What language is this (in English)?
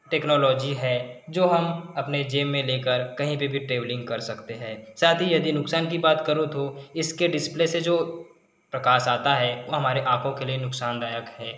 Hindi